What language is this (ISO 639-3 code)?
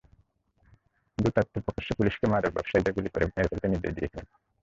ben